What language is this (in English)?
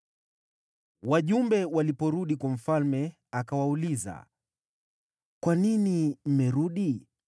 Swahili